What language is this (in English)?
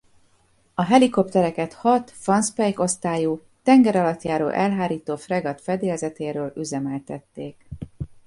Hungarian